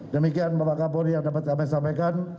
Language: Indonesian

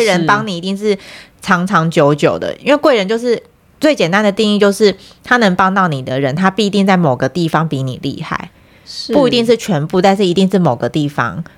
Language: Chinese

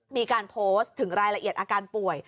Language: Thai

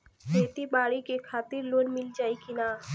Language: Bhojpuri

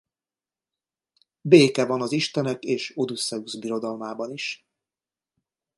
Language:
Hungarian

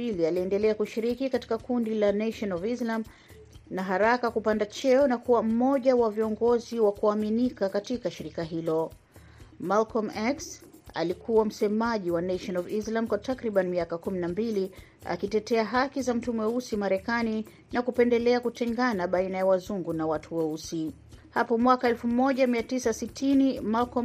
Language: Swahili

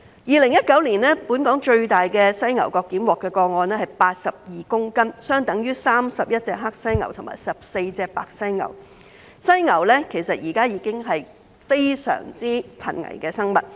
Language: Cantonese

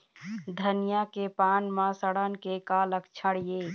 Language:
Chhattisgarhi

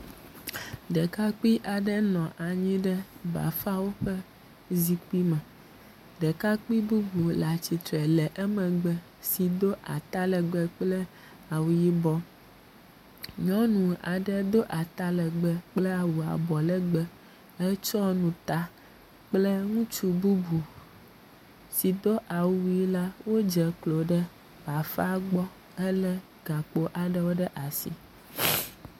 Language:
Ewe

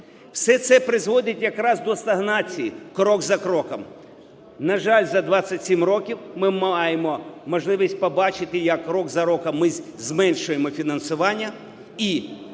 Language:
Ukrainian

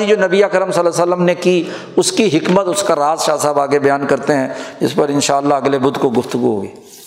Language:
Urdu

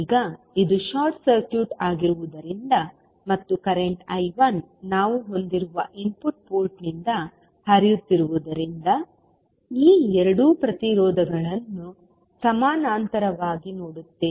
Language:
Kannada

